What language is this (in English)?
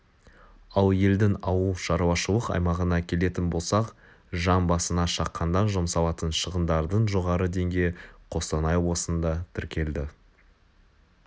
Kazakh